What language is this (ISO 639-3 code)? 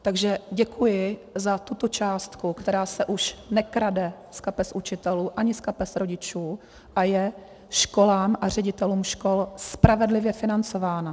ces